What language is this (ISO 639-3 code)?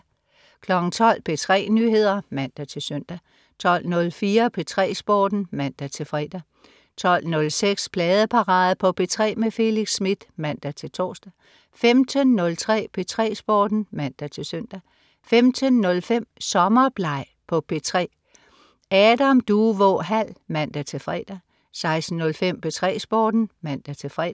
dan